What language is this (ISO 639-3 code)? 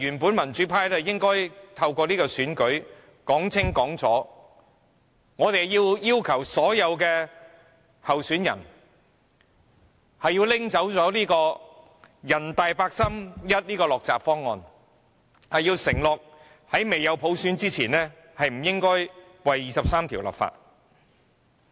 yue